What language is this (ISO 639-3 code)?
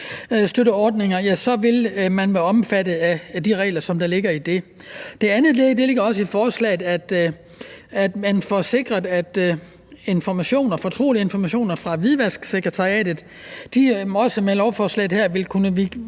dan